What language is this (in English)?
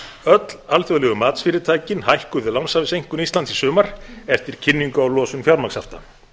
Icelandic